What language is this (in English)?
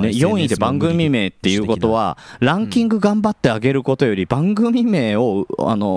Japanese